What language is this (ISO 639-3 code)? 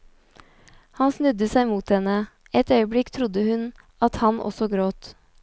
nor